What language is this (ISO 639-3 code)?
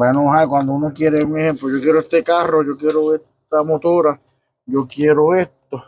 spa